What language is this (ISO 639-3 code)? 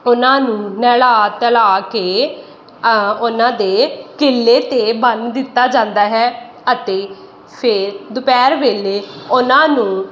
pan